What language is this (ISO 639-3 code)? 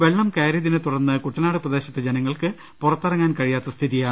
mal